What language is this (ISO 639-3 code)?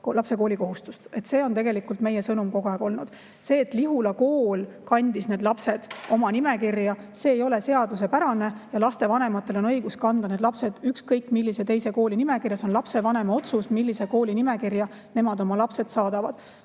est